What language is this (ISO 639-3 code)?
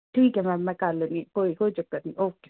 pan